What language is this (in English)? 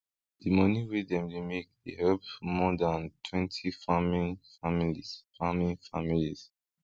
Nigerian Pidgin